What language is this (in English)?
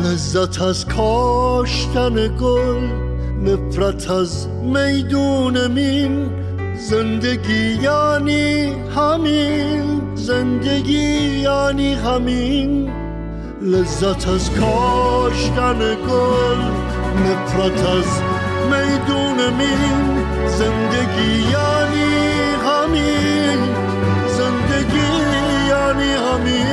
Persian